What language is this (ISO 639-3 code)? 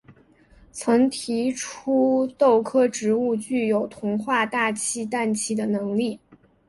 zho